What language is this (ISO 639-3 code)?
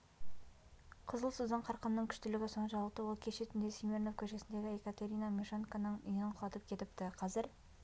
kaz